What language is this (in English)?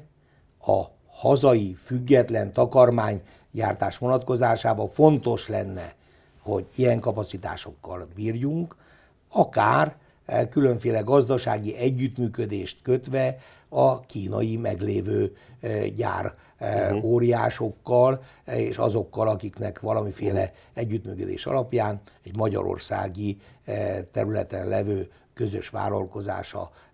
Hungarian